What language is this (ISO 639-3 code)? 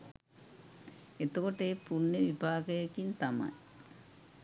sin